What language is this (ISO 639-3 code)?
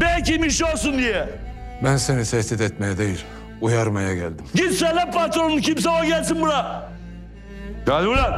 tur